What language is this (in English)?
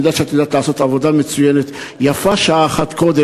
Hebrew